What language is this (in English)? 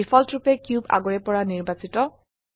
Assamese